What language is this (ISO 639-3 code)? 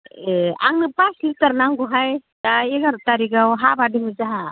brx